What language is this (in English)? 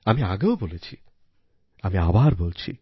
Bangla